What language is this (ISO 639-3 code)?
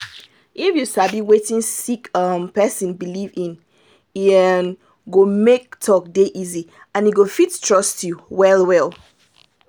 pcm